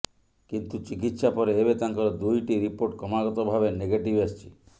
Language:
Odia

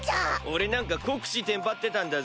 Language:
Japanese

